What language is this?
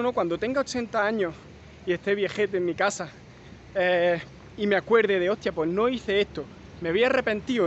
Spanish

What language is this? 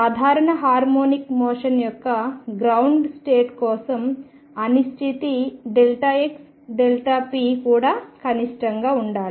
Telugu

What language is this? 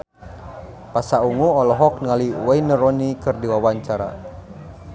Sundanese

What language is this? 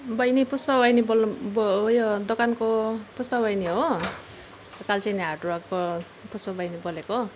Nepali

